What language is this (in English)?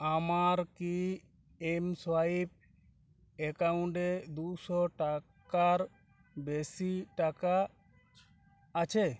Bangla